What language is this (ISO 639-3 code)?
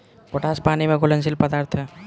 bho